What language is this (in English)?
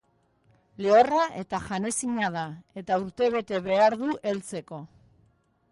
Basque